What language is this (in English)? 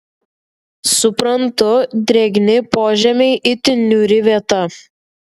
Lithuanian